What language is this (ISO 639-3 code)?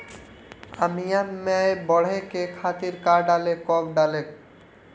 bho